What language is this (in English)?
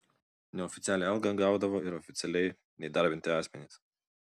Lithuanian